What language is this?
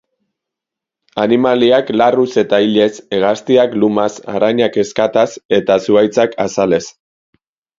Basque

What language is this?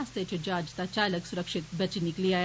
Dogri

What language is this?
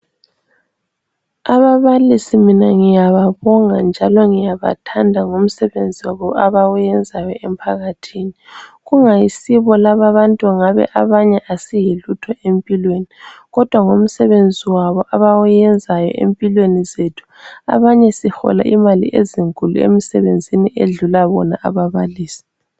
North Ndebele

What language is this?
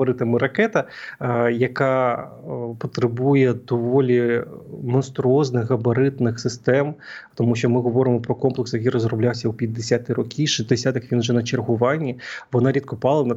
Ukrainian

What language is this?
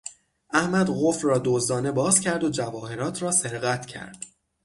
Persian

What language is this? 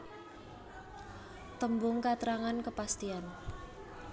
Javanese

